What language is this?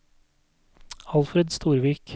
Norwegian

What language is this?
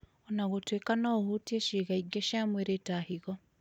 Kikuyu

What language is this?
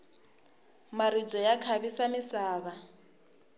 Tsonga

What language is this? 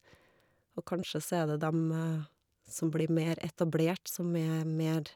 Norwegian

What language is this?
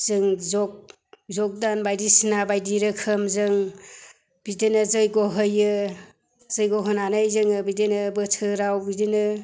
Bodo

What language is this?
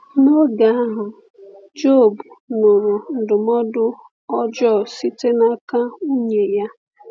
Igbo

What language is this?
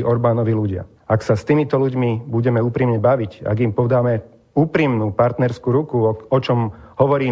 Slovak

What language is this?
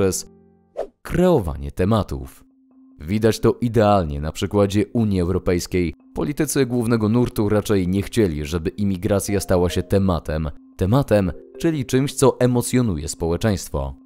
Polish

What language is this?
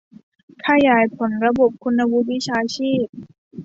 Thai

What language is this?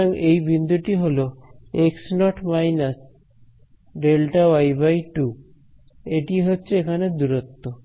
Bangla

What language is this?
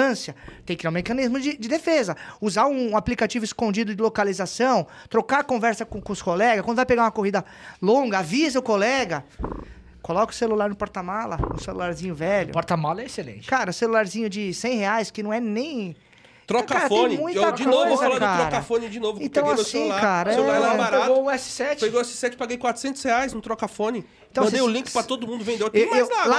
Portuguese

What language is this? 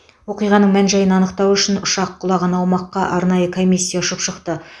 Kazakh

